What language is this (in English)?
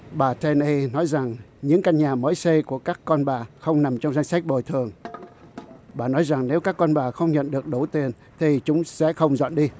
Vietnamese